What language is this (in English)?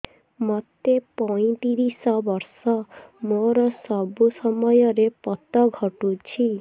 Odia